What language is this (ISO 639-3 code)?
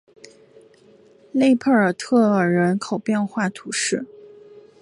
zho